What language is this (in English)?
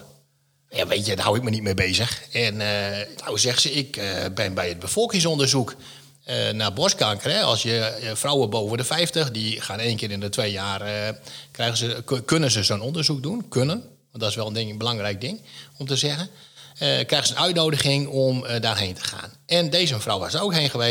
Dutch